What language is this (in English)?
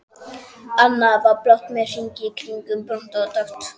Icelandic